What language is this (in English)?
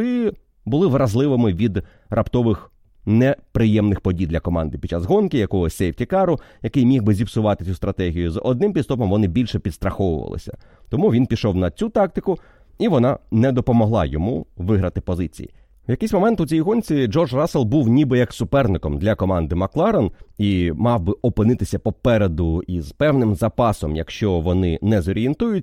Ukrainian